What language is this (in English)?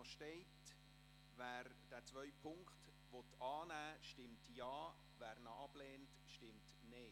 Swiss German